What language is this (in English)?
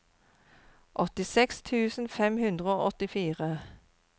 Norwegian